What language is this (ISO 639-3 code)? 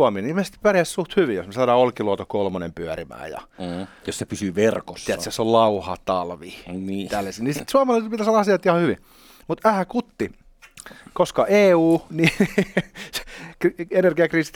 fin